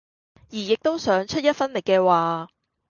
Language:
Cantonese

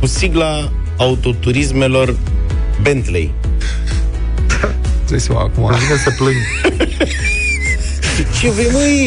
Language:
Romanian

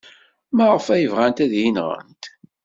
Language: Kabyle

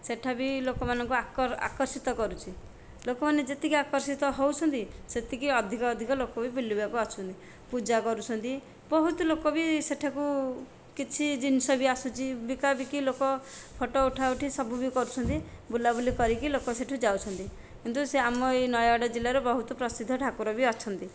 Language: Odia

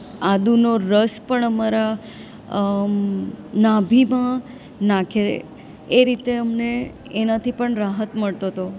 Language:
Gujarati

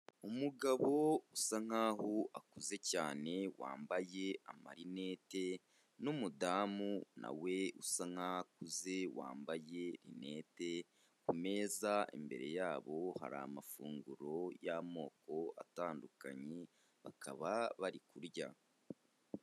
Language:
Kinyarwanda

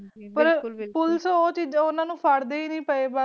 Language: Punjabi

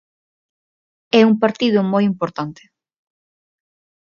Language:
Galician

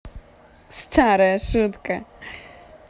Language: Russian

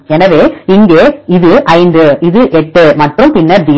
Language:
Tamil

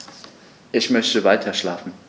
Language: German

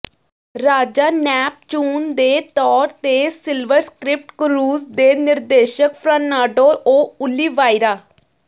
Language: Punjabi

